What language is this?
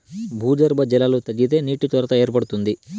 Telugu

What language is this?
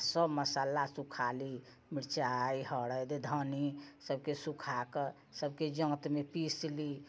Maithili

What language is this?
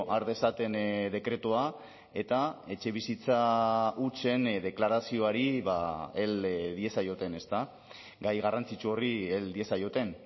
Basque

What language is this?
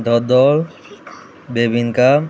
Konkani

